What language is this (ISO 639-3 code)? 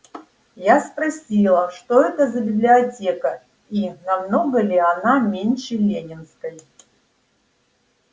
rus